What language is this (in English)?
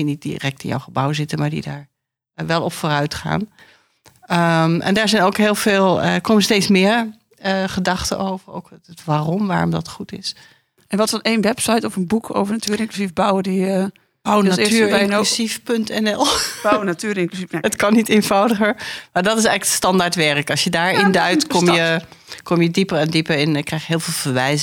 Dutch